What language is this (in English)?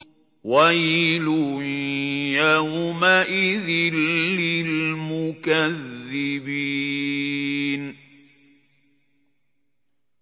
Arabic